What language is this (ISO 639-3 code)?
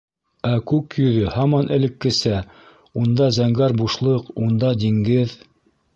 bak